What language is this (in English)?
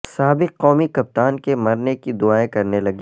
Urdu